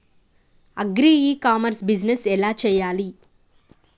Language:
Telugu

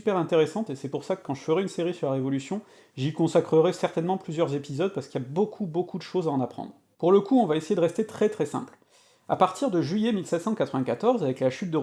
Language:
French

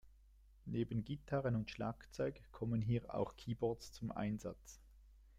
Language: German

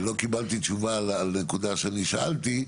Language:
Hebrew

